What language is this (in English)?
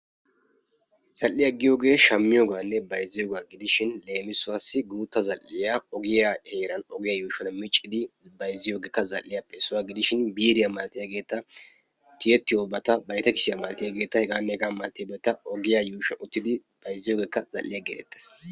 Wolaytta